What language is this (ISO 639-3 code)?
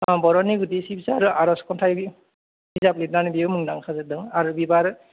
brx